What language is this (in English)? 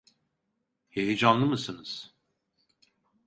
Turkish